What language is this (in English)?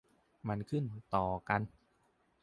Thai